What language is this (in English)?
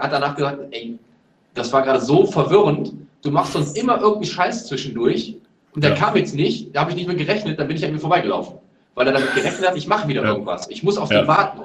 German